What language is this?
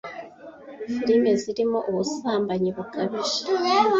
Kinyarwanda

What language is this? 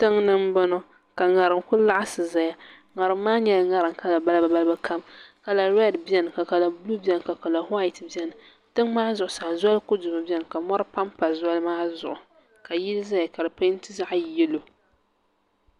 Dagbani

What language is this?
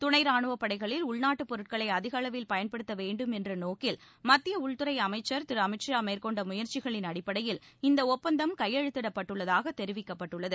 Tamil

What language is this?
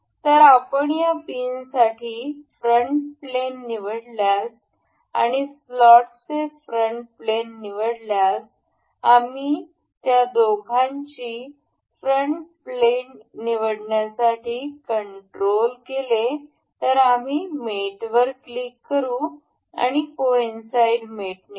Marathi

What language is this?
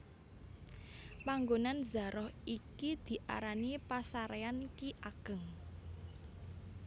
Javanese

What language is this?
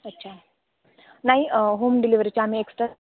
Marathi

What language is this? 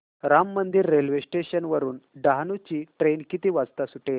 Marathi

